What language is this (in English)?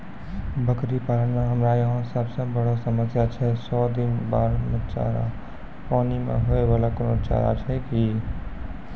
Maithili